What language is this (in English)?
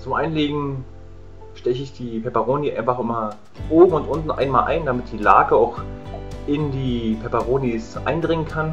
German